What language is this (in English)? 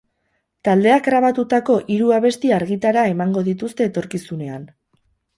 Basque